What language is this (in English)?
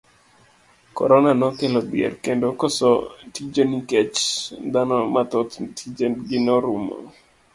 Luo (Kenya and Tanzania)